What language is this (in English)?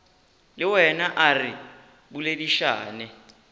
Northern Sotho